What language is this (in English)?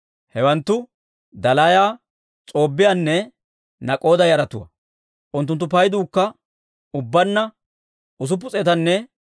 Dawro